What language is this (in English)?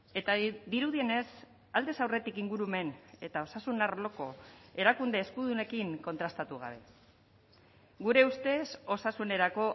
Basque